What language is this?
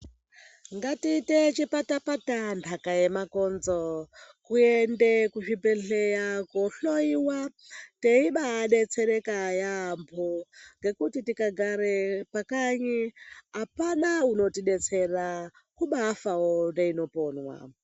Ndau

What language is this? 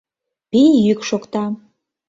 Mari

